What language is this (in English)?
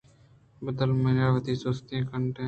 Eastern Balochi